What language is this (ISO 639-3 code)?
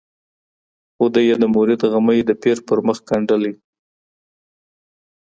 pus